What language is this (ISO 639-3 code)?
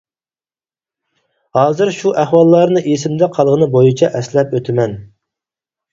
uig